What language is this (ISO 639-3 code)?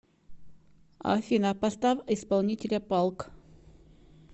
rus